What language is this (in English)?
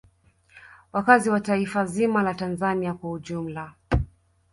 Swahili